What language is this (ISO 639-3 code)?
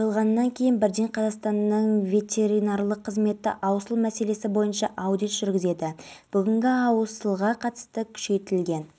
kaz